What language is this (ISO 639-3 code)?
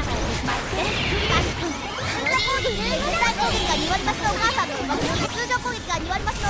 jpn